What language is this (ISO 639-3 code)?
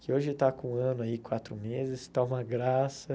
por